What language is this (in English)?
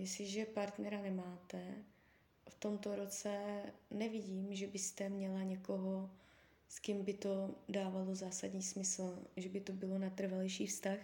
Czech